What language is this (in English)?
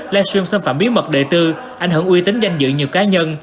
Vietnamese